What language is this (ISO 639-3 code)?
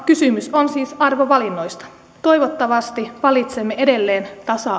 fin